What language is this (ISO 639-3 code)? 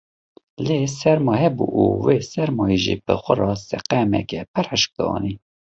kur